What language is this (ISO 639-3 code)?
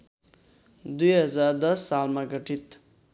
nep